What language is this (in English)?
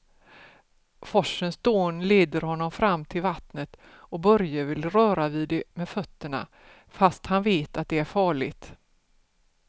Swedish